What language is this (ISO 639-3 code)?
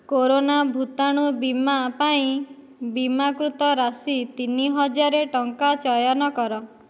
ori